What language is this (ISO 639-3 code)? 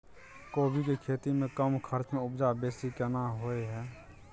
mai